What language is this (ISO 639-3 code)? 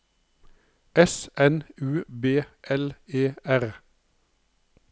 nor